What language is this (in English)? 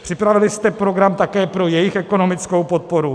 Czech